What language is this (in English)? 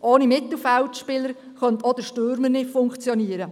Swiss German